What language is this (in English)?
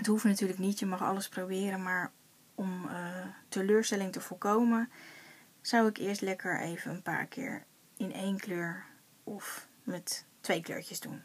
Dutch